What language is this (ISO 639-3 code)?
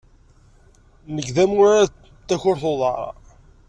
kab